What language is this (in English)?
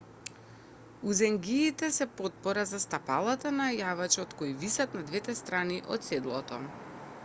Macedonian